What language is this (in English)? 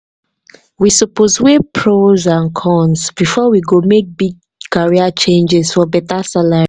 Nigerian Pidgin